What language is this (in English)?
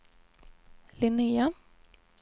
Swedish